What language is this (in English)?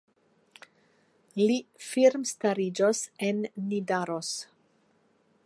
Esperanto